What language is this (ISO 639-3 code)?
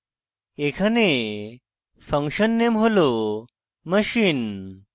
ben